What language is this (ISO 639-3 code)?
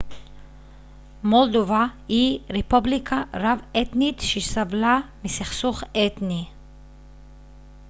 heb